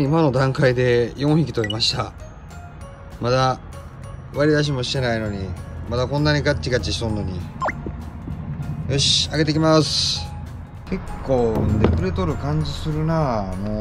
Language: Japanese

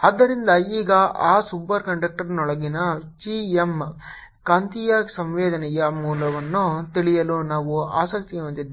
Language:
Kannada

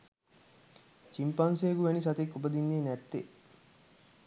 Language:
Sinhala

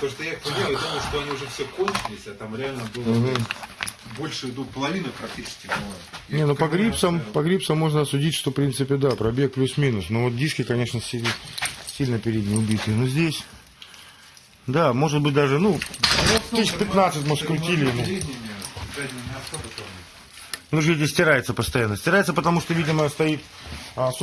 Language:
Russian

